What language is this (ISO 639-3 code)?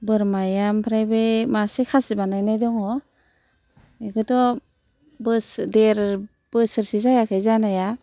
brx